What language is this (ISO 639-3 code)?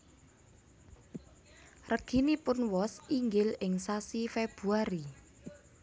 jav